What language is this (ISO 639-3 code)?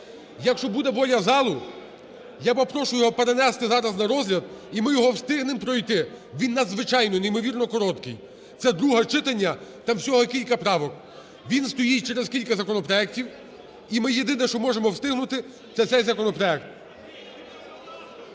ukr